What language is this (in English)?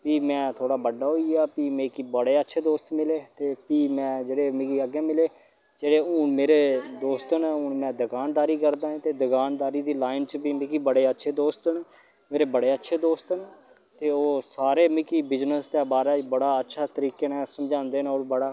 Dogri